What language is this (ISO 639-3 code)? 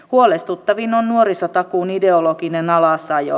fin